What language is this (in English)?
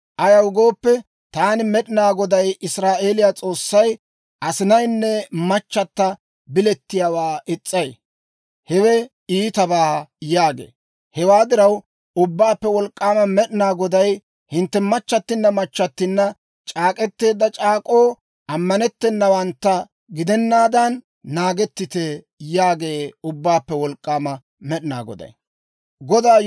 Dawro